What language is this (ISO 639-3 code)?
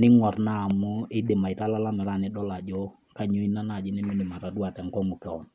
mas